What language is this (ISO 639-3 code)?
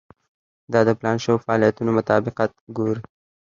pus